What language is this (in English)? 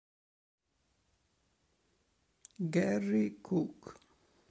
Italian